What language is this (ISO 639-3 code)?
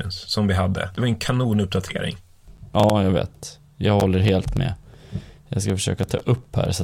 swe